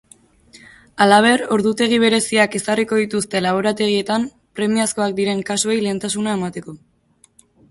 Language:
Basque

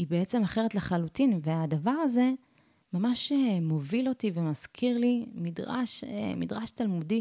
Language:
Hebrew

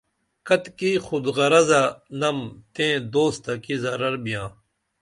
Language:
Dameli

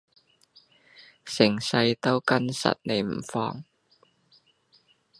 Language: Cantonese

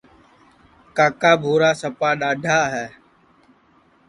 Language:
Sansi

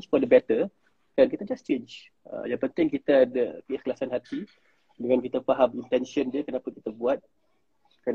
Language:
Malay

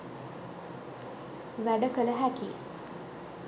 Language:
Sinhala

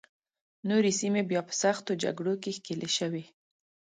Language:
Pashto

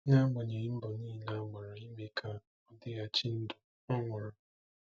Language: Igbo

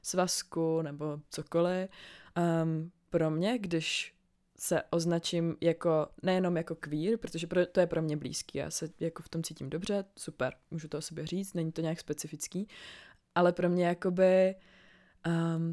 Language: Czech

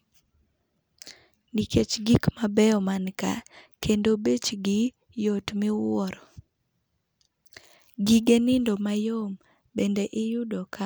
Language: Luo (Kenya and Tanzania)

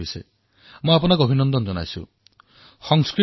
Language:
Assamese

